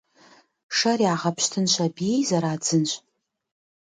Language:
Kabardian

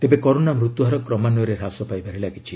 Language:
Odia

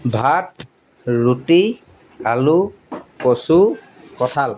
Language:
Assamese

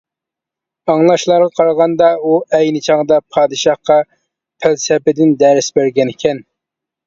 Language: Uyghur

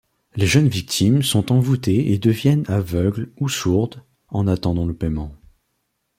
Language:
French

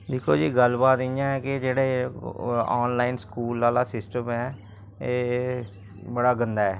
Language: Dogri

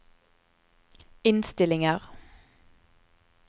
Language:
Norwegian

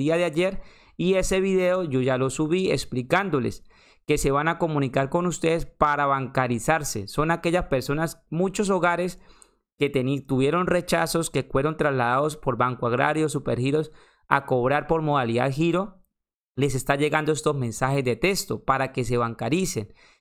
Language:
Spanish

